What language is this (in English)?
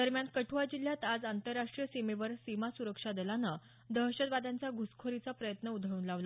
Marathi